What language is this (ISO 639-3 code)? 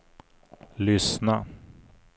swe